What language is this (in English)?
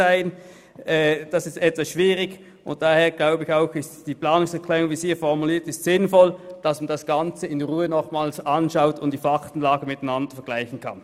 Swiss German